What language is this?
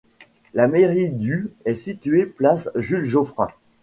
French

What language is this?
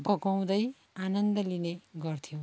Nepali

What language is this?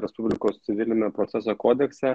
Lithuanian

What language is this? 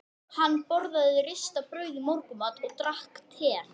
Icelandic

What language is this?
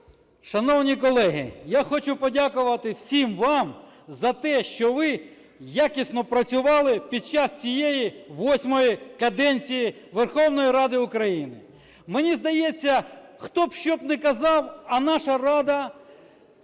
Ukrainian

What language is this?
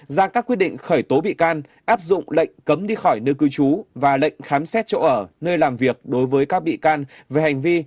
Vietnamese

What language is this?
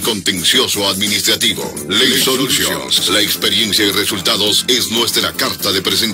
Spanish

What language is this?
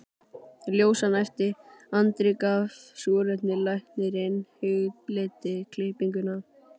Icelandic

